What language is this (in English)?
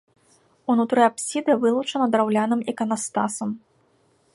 Belarusian